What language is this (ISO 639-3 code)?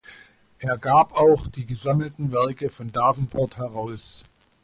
deu